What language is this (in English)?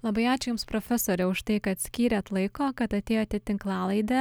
Lithuanian